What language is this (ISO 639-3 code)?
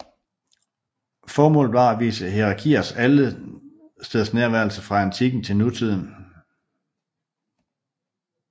dan